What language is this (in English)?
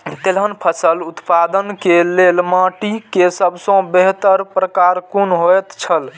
Maithili